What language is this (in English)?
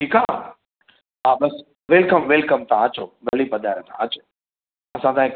Sindhi